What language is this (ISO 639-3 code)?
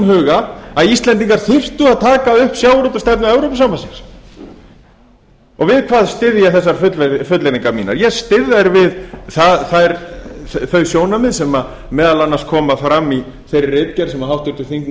isl